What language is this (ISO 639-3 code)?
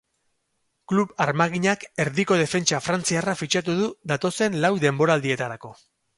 eus